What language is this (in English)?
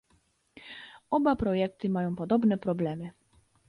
Polish